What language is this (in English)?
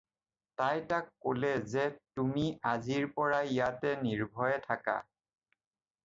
Assamese